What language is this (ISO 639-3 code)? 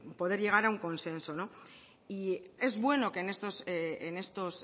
spa